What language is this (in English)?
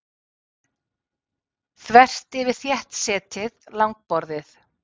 Icelandic